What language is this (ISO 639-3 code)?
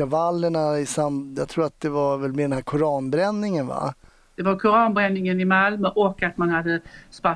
swe